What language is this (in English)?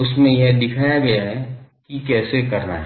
Hindi